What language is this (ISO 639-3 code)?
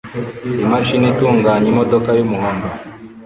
kin